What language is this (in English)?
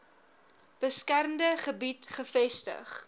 Afrikaans